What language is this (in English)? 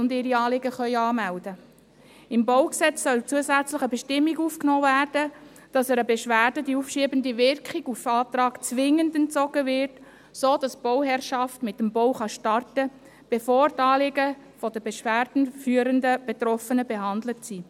Swiss German